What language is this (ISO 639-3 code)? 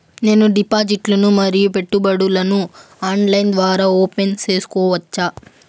tel